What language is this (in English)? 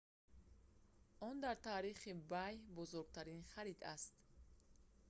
Tajik